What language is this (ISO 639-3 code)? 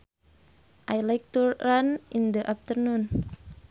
sun